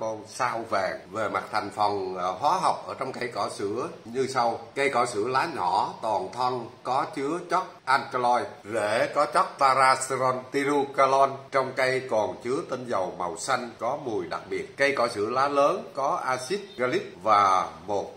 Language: Vietnamese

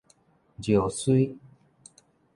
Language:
Min Nan Chinese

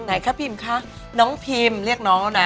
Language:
Thai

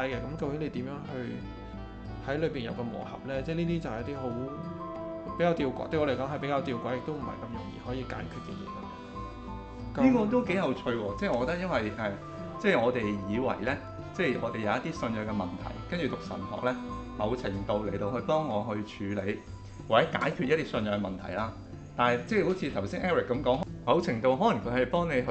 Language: Chinese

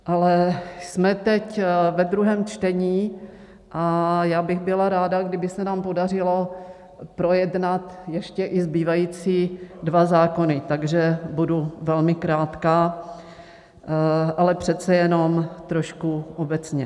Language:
Czech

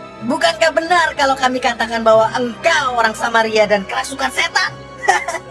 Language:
Indonesian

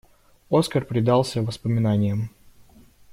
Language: Russian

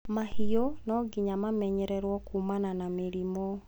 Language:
Kikuyu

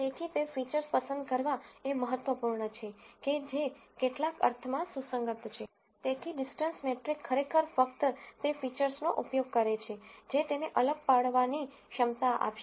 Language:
Gujarati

